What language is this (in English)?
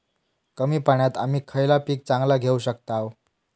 Marathi